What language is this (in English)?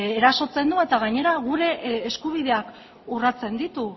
Basque